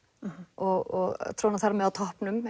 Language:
Icelandic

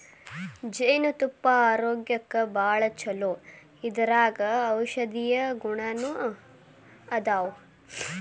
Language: Kannada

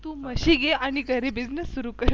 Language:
Marathi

